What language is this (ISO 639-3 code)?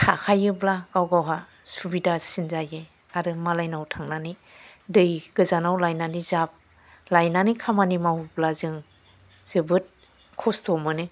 brx